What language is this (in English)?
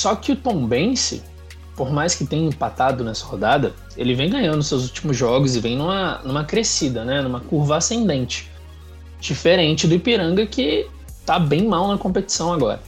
Portuguese